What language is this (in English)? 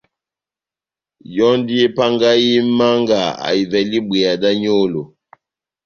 Batanga